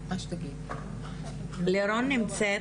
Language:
Hebrew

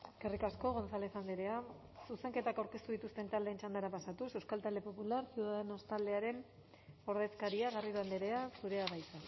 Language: Basque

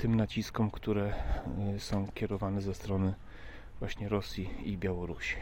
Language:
Polish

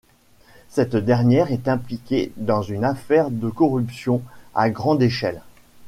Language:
French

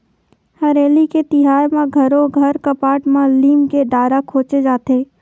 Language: Chhattisgarhi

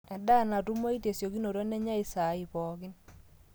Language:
Masai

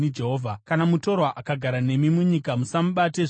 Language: Shona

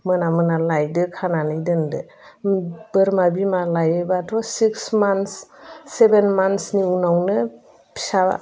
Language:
Bodo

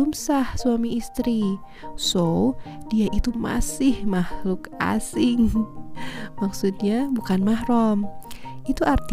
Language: Indonesian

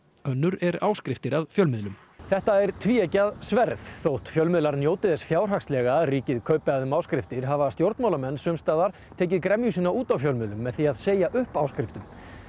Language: Icelandic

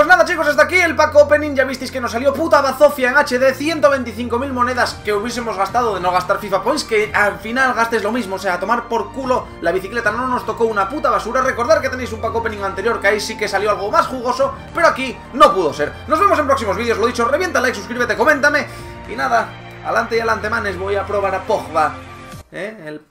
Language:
Spanish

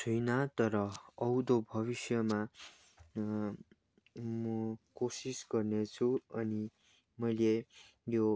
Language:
Nepali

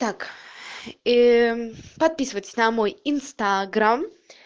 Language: Russian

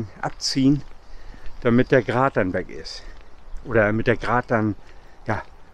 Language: German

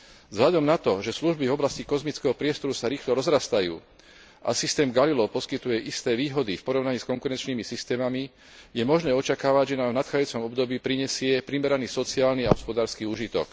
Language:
Slovak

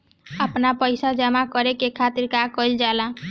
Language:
Bhojpuri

